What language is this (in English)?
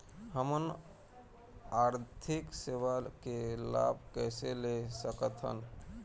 Chhattisgarhi